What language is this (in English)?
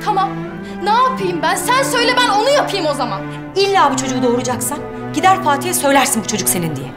Turkish